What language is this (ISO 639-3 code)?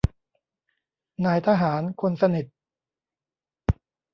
tha